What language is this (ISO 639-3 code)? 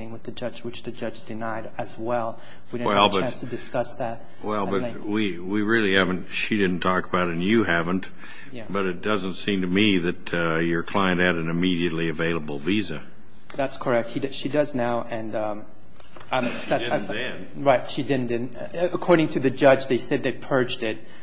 eng